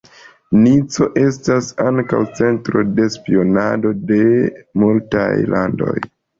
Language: Esperanto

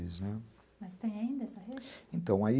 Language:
Portuguese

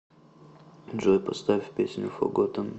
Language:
Russian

